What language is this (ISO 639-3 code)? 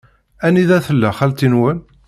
kab